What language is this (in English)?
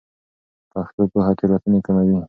Pashto